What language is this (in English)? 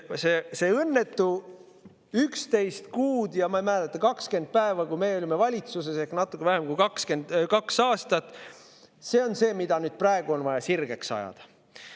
Estonian